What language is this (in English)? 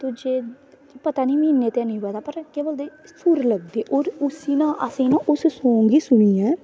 Dogri